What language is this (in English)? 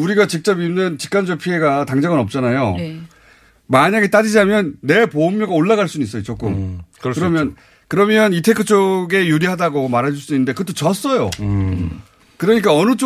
Korean